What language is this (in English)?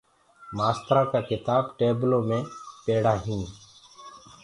Gurgula